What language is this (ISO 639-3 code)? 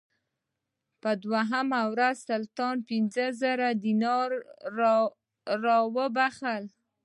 pus